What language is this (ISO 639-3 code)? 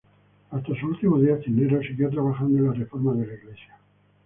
spa